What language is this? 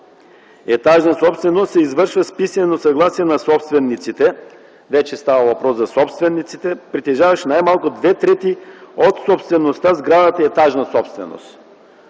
Bulgarian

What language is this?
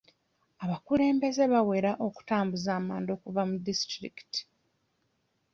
Ganda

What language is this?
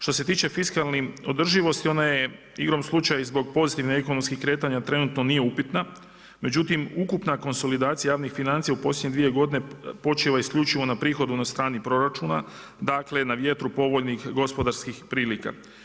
Croatian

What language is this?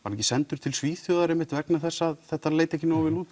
Icelandic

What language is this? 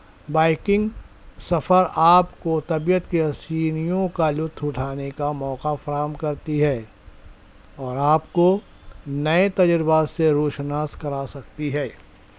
Urdu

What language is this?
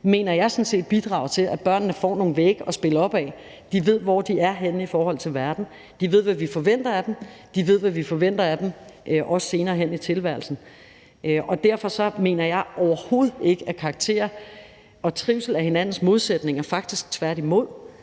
Danish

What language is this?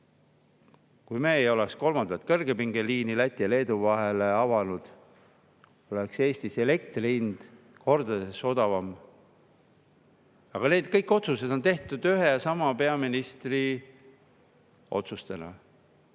Estonian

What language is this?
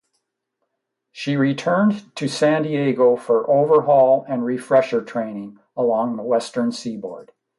English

